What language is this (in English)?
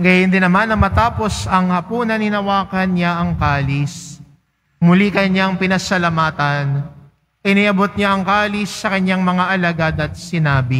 Filipino